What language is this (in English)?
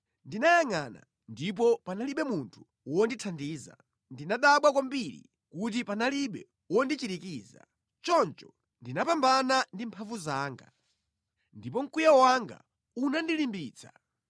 Nyanja